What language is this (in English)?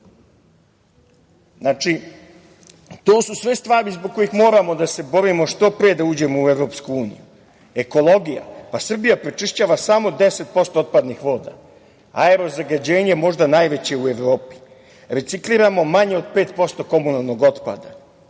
Serbian